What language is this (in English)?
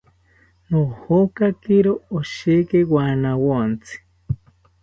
South Ucayali Ashéninka